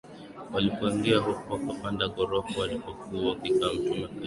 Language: Swahili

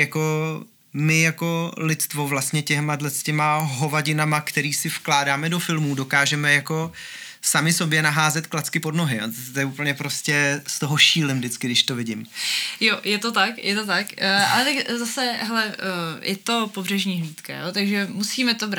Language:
Czech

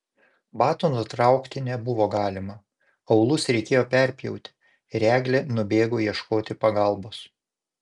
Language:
Lithuanian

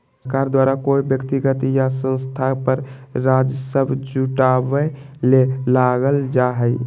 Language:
Magahi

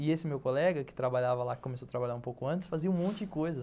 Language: Portuguese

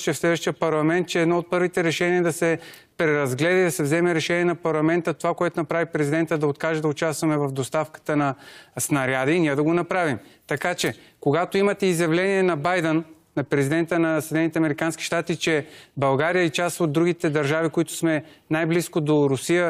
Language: Bulgarian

